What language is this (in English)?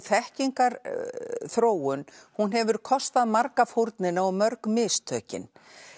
Icelandic